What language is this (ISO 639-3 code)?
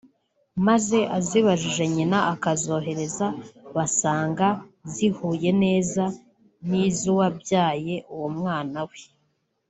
kin